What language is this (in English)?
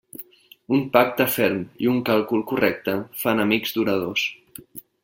Catalan